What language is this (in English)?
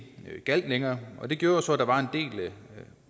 Danish